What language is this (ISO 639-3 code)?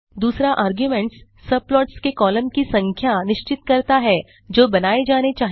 hin